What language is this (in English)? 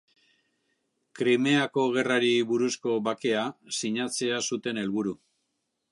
Basque